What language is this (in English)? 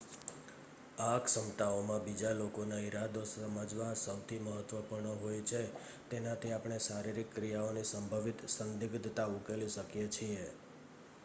Gujarati